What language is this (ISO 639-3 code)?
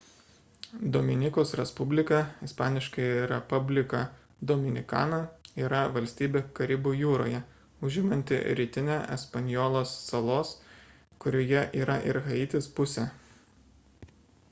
lit